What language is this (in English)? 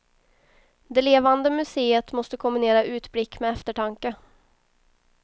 Swedish